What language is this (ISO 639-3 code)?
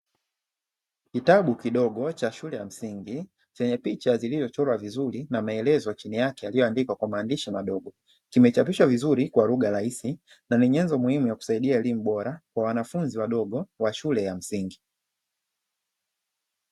swa